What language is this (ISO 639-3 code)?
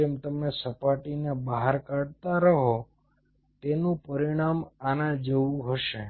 guj